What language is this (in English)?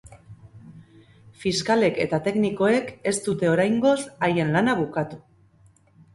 Basque